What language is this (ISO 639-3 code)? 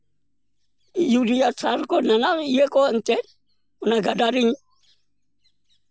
sat